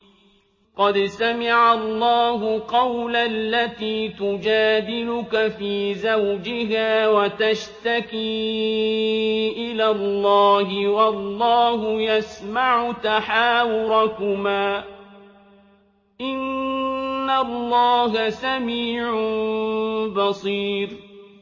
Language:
Arabic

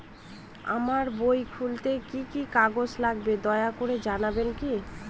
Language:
Bangla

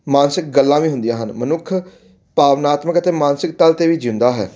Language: Punjabi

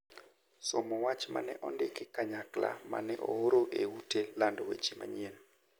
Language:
Luo (Kenya and Tanzania)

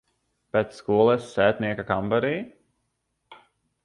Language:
Latvian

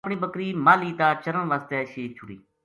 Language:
Gujari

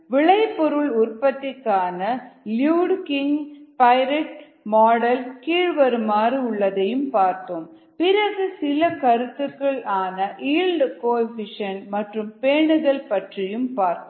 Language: Tamil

